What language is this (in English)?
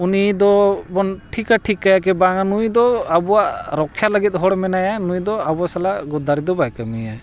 Santali